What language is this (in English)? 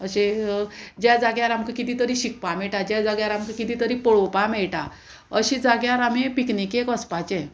Konkani